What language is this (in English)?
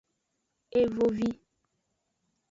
Aja (Benin)